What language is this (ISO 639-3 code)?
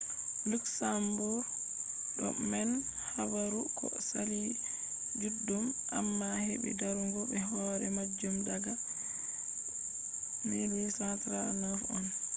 ful